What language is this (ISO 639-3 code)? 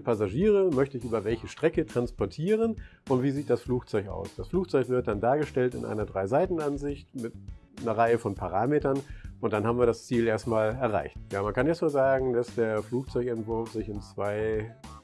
deu